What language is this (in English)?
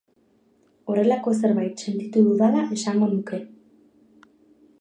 Basque